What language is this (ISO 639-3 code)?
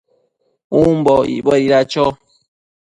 mcf